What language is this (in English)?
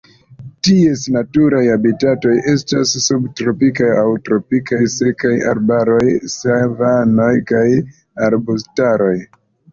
Esperanto